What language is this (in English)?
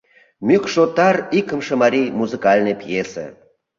Mari